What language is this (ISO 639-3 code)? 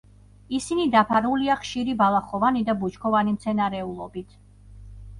kat